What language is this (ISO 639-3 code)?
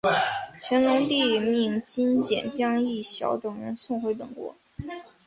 zho